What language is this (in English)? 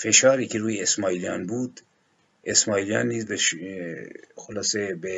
Persian